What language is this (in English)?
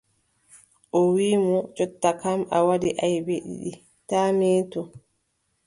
Adamawa Fulfulde